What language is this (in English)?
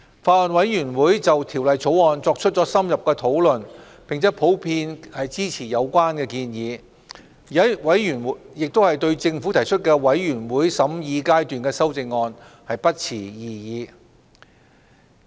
Cantonese